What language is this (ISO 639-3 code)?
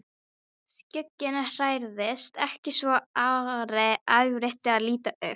isl